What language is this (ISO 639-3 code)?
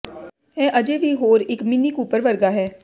pan